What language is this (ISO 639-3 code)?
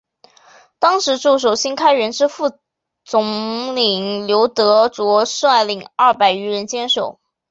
zho